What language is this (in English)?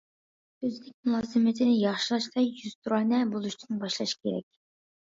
Uyghur